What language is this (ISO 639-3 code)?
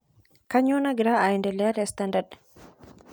mas